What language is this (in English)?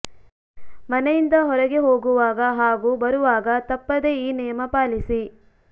Kannada